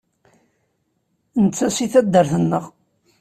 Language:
Kabyle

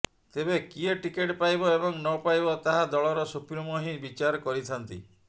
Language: Odia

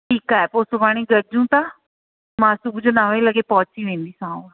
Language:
Sindhi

